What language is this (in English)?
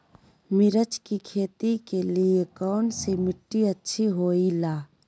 Magahi